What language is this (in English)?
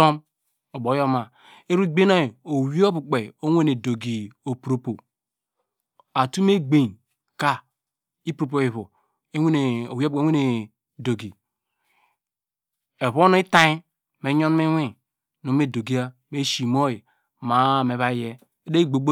Degema